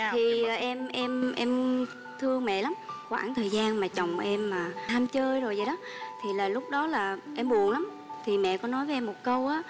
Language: Vietnamese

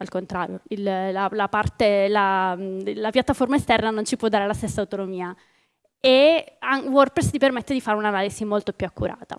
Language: Italian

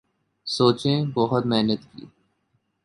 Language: Urdu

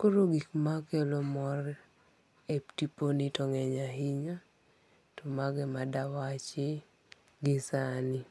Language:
Luo (Kenya and Tanzania)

